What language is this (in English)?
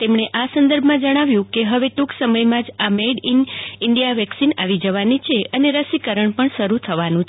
Gujarati